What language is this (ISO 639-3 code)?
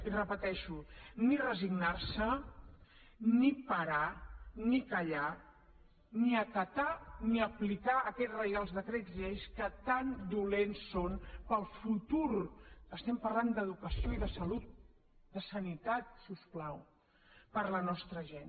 cat